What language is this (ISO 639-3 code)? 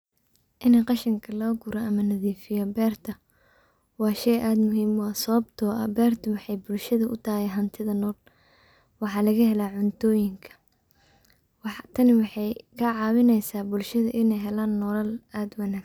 som